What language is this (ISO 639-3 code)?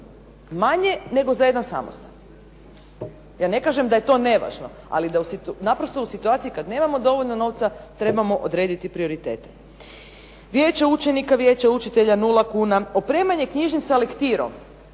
hrv